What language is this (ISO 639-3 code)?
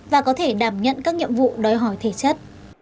vie